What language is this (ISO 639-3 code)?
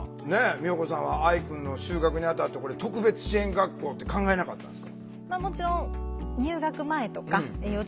jpn